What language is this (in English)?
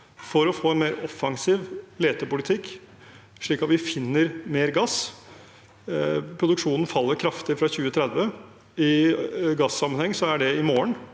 Norwegian